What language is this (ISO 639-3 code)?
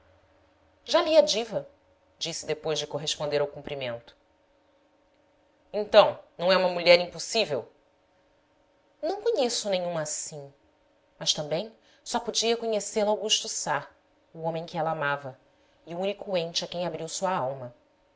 por